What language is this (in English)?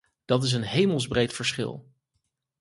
Dutch